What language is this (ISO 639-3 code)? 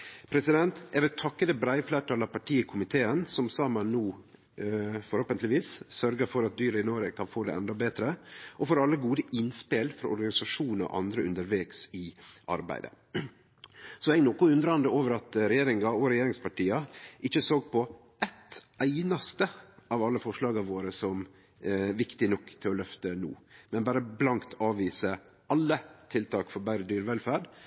nno